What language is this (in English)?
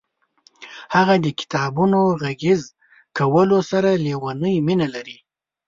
Pashto